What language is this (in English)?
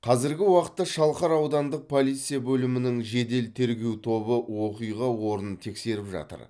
Kazakh